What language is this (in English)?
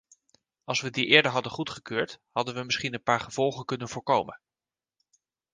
Dutch